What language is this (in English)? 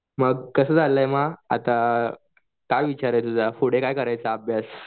Marathi